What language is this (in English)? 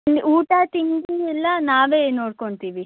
Kannada